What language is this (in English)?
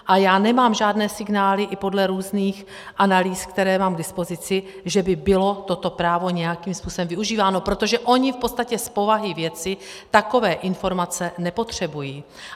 Czech